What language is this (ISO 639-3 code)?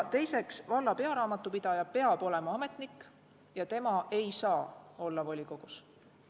est